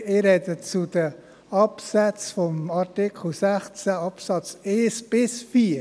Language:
Swiss German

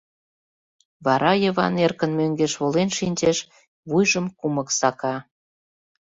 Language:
Mari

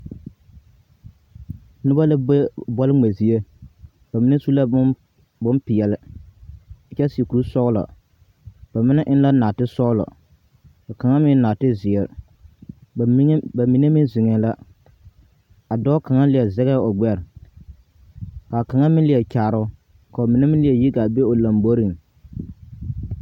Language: Southern Dagaare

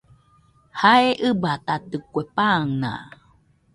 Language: Nüpode Huitoto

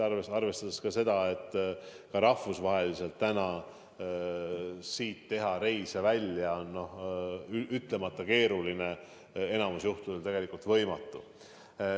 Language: Estonian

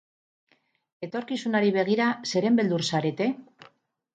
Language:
Basque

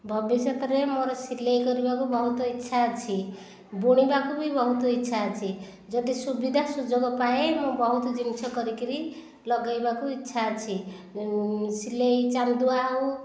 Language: Odia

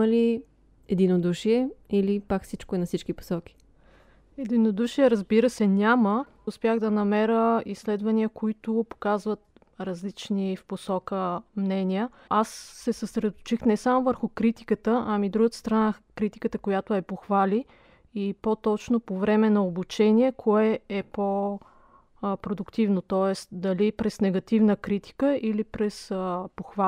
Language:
Bulgarian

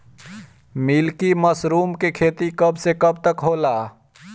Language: Bhojpuri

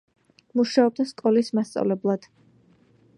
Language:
Georgian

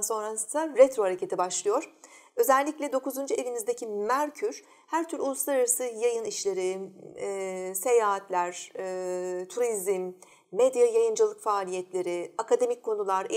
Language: Turkish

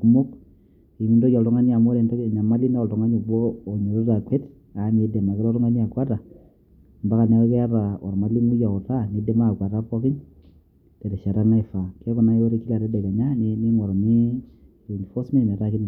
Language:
Masai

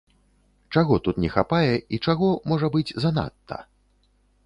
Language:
Belarusian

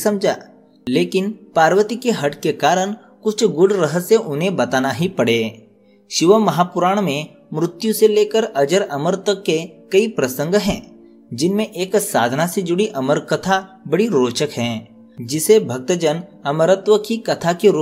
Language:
Hindi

